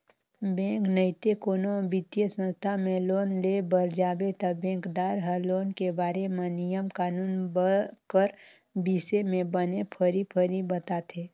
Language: Chhattisgarhi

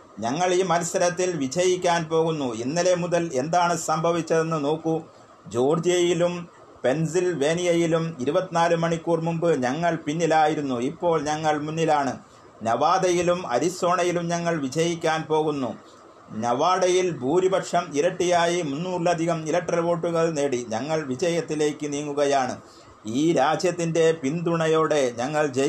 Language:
Malayalam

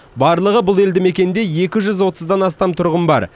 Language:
Kazakh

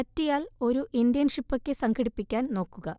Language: Malayalam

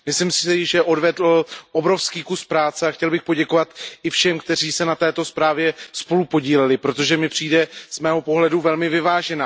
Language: Czech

